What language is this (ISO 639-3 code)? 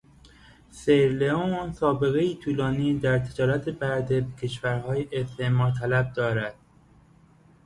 fas